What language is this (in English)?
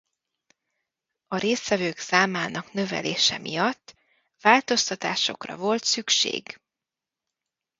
Hungarian